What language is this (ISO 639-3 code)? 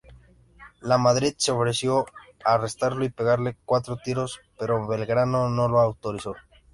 spa